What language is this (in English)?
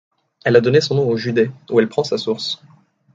French